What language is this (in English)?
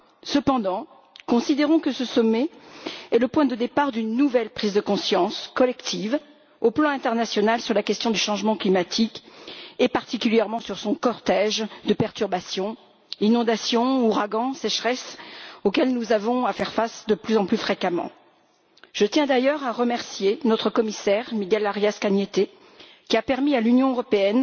French